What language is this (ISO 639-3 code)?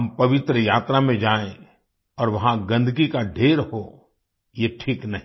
hin